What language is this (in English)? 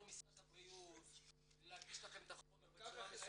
Hebrew